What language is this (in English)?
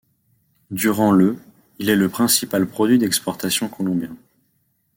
French